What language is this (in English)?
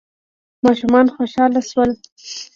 Pashto